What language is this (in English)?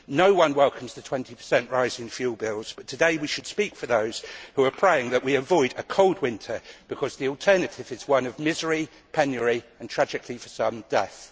English